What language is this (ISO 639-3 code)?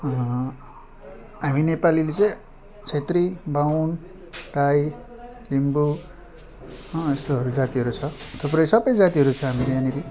nep